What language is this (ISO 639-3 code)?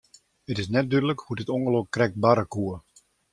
fry